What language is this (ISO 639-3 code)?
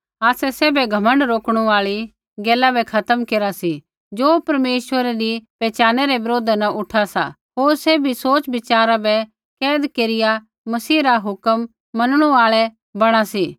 kfx